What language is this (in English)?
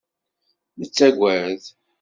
Kabyle